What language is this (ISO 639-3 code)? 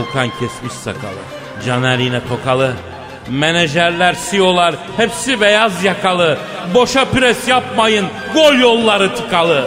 tur